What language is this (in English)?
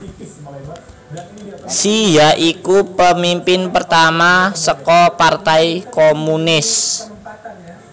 Javanese